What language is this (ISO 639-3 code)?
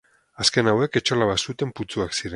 eus